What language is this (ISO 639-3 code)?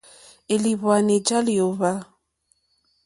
bri